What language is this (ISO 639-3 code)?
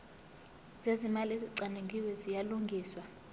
zul